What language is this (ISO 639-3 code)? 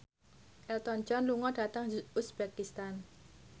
jav